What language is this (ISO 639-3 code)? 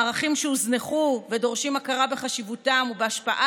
heb